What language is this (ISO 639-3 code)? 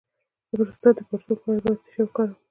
pus